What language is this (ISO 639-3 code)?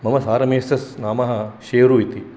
san